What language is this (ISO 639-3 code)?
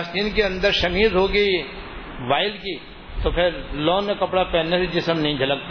urd